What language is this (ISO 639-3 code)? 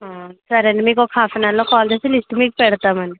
tel